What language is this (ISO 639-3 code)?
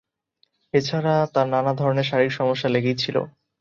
ben